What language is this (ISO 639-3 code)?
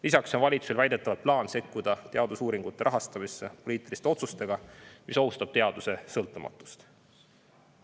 est